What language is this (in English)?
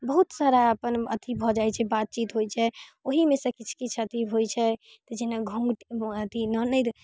Maithili